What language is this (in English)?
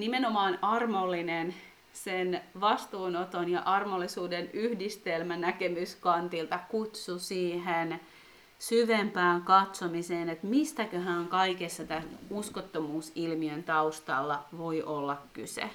Finnish